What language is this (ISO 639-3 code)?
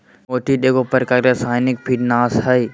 mag